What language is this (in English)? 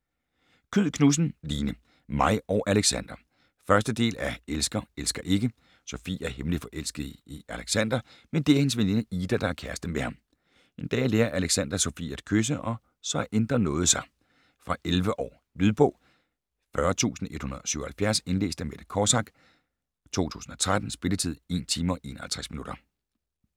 Danish